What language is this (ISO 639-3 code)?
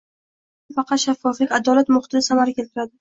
uzb